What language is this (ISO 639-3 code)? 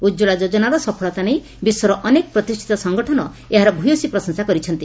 ori